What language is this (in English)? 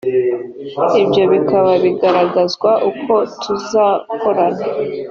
Kinyarwanda